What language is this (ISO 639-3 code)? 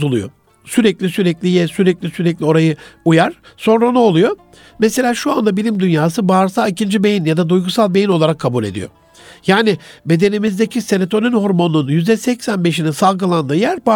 tur